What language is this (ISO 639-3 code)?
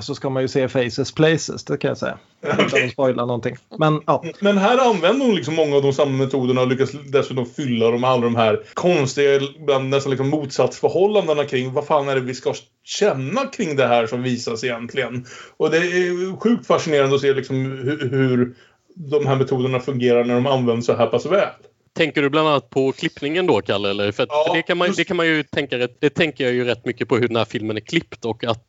swe